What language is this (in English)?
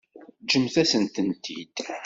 Kabyle